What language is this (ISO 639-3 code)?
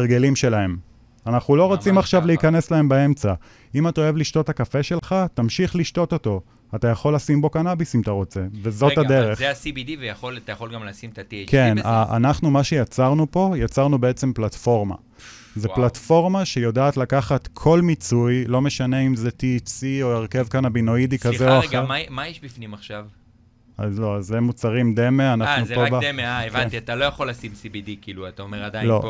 heb